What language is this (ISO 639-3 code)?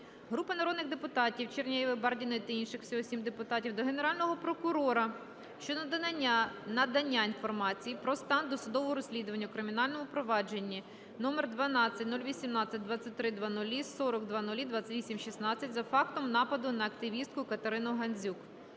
ukr